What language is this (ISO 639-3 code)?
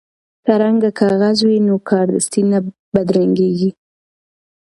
pus